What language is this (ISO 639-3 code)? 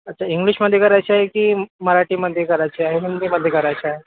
mar